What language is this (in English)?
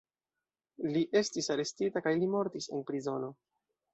Esperanto